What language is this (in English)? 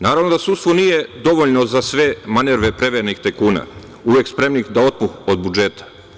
Serbian